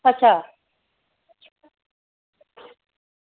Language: Dogri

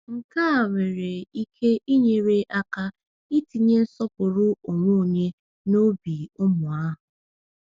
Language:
Igbo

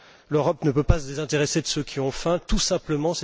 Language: French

